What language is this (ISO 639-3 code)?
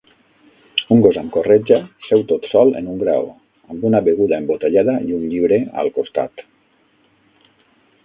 cat